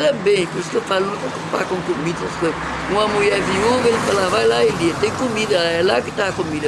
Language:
Portuguese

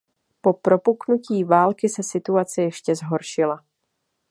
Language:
Czech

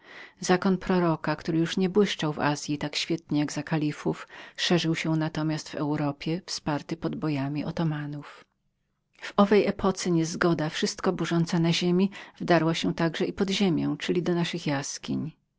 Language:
Polish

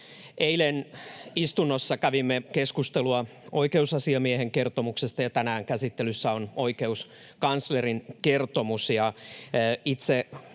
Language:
Finnish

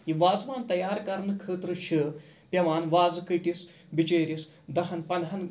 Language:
Kashmiri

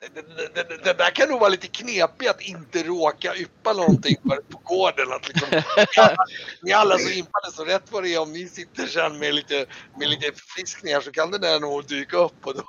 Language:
Swedish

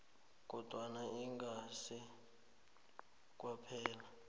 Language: South Ndebele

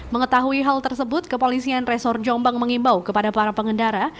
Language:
Indonesian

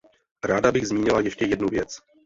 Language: Czech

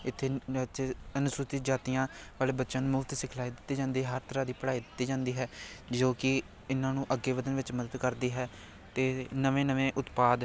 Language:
Punjabi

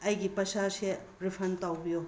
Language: Manipuri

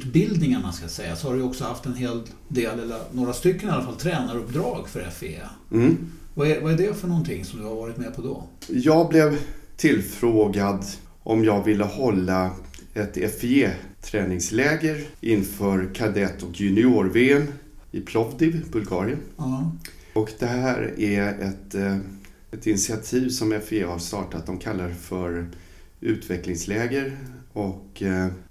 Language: Swedish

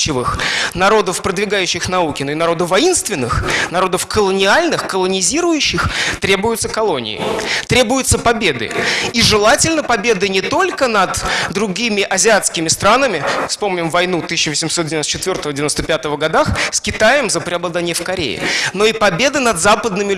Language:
Russian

